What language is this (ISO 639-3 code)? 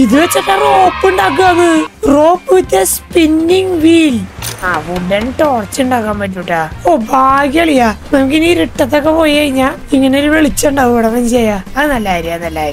mal